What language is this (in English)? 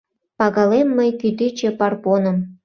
Mari